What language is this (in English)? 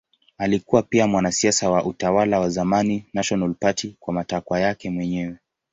Swahili